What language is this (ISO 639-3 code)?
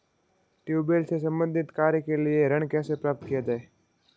hin